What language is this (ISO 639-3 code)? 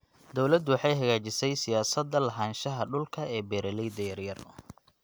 som